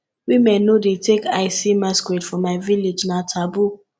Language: Nigerian Pidgin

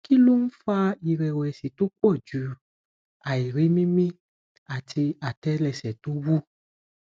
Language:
Yoruba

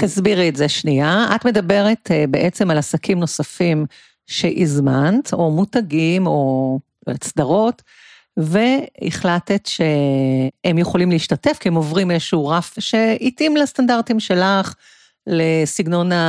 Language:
Hebrew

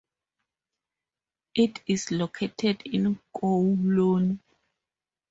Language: English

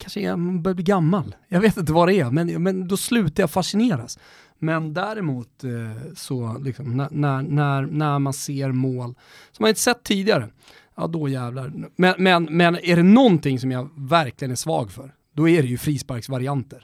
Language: Swedish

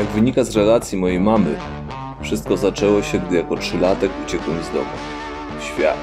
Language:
Polish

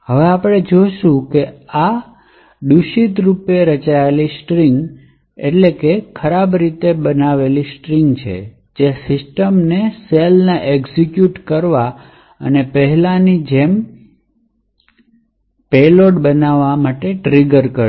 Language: Gujarati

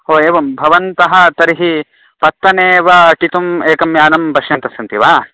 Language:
Sanskrit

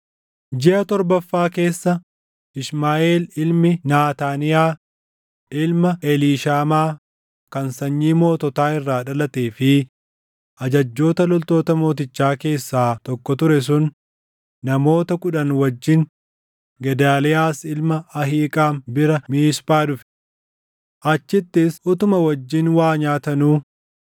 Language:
Oromo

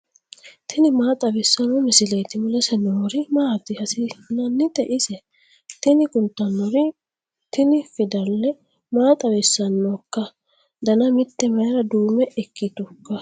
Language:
Sidamo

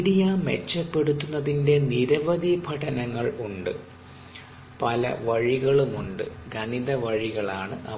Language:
Malayalam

